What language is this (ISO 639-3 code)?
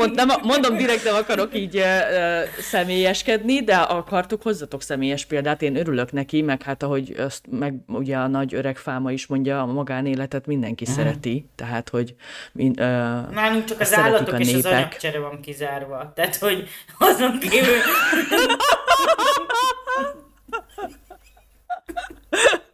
hun